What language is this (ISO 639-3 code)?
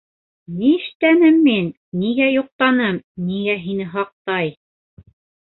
bak